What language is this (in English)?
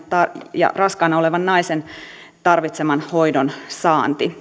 Finnish